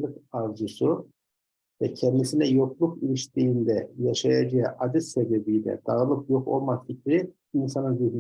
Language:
Turkish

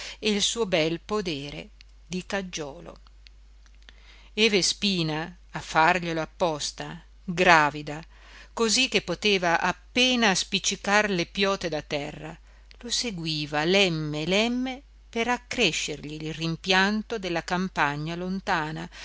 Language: Italian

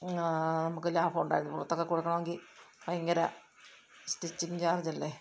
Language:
Malayalam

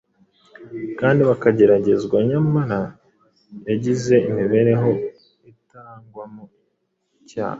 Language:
Kinyarwanda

